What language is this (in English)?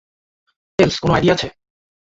Bangla